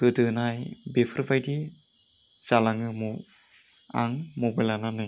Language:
Bodo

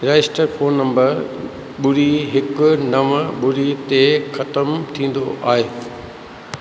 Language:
Sindhi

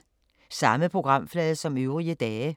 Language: Danish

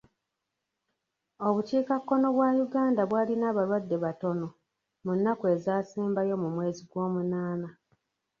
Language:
Ganda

